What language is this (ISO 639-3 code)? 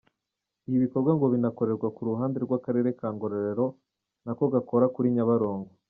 kin